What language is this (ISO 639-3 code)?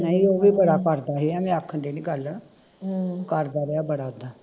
pan